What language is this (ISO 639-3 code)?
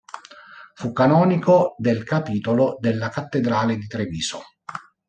ita